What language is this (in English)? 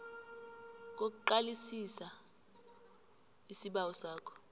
South Ndebele